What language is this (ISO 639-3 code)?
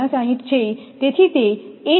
guj